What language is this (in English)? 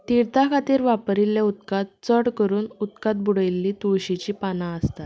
Konkani